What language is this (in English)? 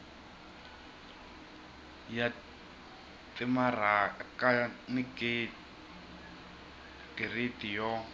Tsonga